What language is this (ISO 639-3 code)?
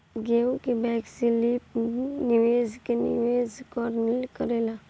bho